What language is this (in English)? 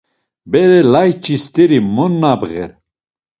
Laz